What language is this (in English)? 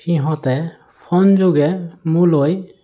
Assamese